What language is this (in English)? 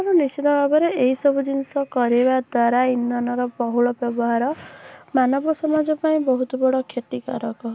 Odia